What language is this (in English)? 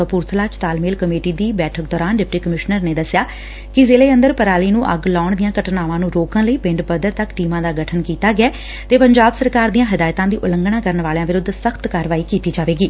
Punjabi